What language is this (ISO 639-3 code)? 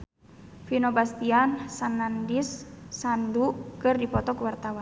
sun